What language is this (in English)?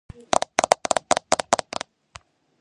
Georgian